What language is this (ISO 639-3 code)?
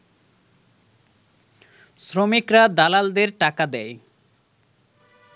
ben